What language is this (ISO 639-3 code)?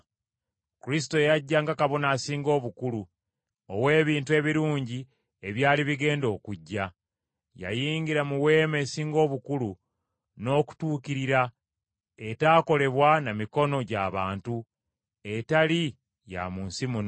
lug